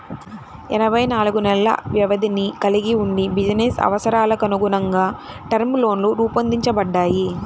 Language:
Telugu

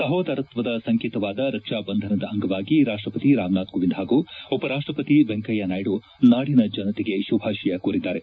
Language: Kannada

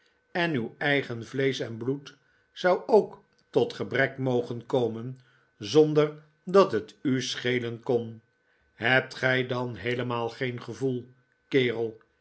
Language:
Dutch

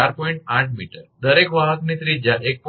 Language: Gujarati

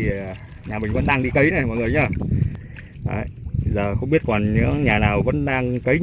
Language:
Vietnamese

